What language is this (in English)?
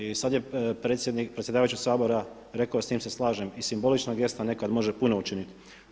Croatian